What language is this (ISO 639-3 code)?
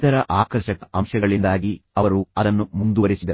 kan